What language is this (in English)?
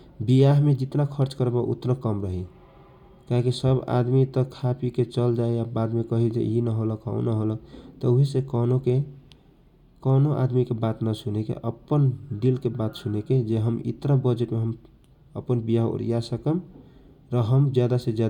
Kochila Tharu